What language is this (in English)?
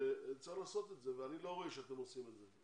Hebrew